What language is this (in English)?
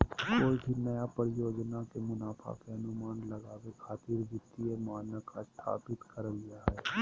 Magahi